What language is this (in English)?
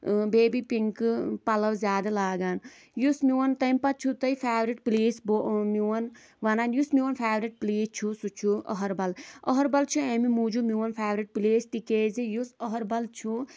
Kashmiri